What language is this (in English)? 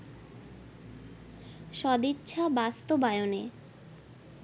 Bangla